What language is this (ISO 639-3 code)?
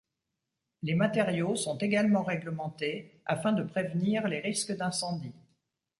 fra